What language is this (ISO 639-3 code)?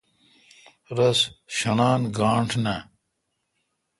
xka